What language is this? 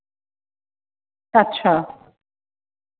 Dogri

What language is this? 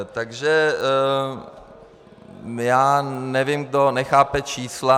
Czech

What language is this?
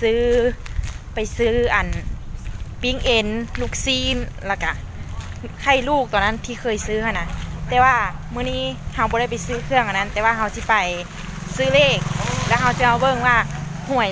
Thai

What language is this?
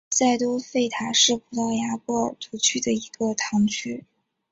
Chinese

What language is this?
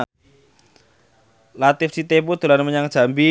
Javanese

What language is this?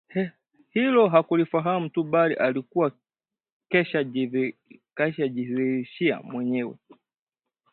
Swahili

